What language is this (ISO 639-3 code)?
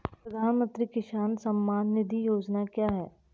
hin